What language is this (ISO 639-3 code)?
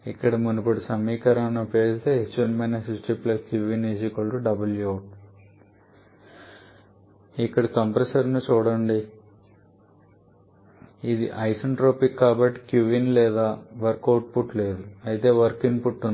tel